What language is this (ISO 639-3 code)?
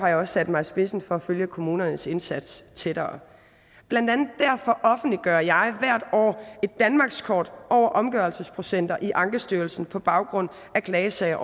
dan